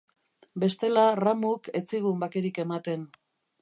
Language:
Basque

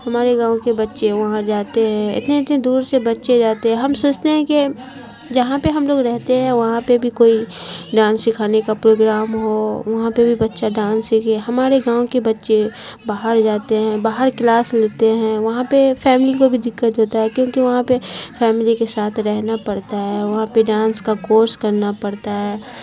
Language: Urdu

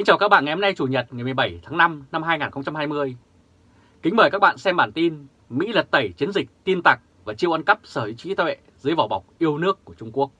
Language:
Vietnamese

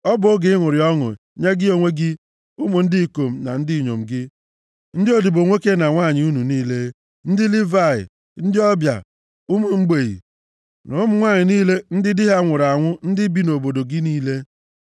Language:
Igbo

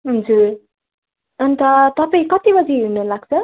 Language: Nepali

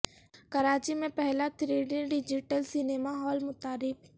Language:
Urdu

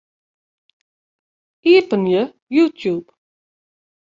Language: Western Frisian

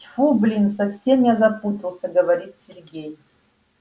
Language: Russian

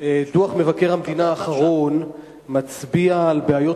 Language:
Hebrew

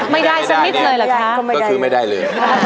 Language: Thai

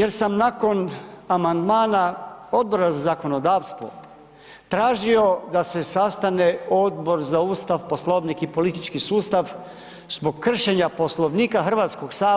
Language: Croatian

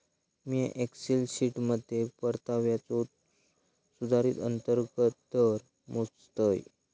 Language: Marathi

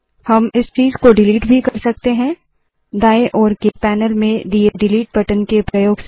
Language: Hindi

